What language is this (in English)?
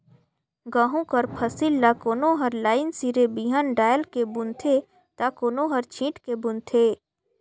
Chhattisgarhi